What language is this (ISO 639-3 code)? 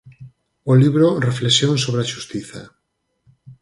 glg